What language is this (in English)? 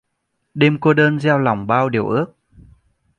Vietnamese